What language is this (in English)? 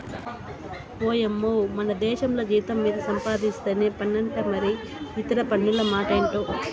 Telugu